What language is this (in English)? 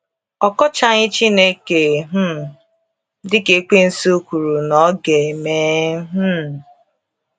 Igbo